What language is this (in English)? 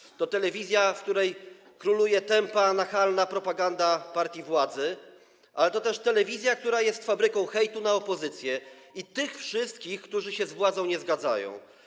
Polish